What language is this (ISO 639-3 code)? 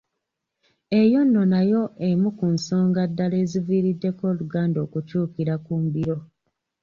lug